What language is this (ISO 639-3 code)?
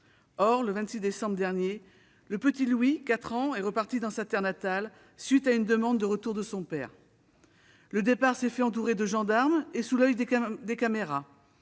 fra